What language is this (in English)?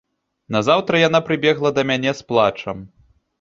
Belarusian